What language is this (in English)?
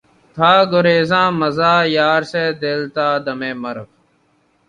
Urdu